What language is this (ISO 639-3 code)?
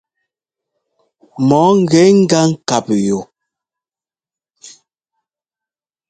jgo